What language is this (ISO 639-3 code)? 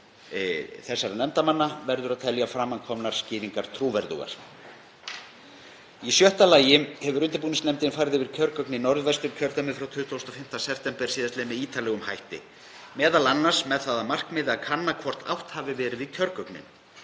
isl